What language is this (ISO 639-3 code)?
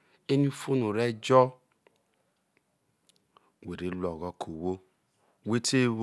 iso